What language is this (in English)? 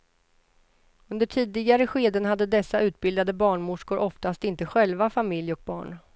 Swedish